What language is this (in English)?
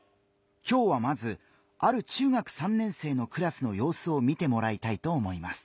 Japanese